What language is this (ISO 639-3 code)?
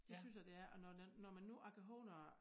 dan